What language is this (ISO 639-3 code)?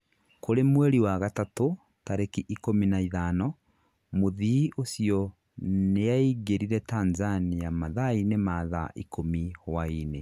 kik